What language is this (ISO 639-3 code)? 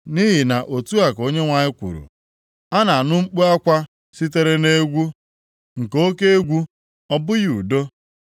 ibo